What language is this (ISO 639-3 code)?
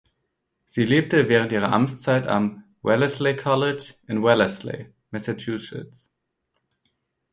deu